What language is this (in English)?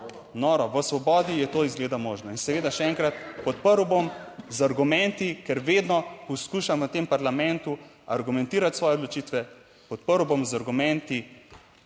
Slovenian